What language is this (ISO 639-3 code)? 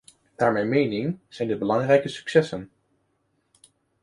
nld